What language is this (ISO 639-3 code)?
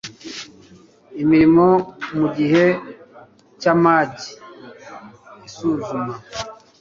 kin